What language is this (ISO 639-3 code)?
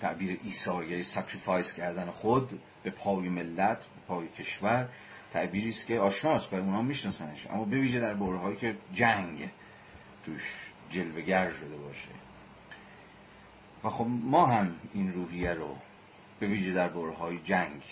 fas